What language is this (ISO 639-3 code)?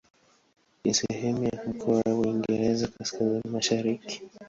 swa